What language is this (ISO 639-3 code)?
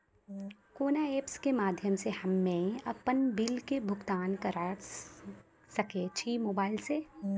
mai